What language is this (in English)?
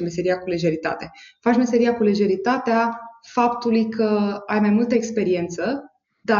Romanian